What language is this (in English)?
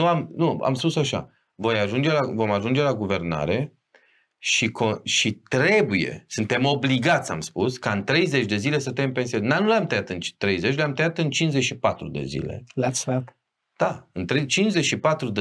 Romanian